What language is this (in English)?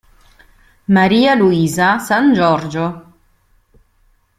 Italian